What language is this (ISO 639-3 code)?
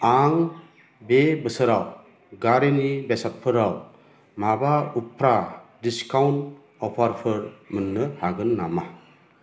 brx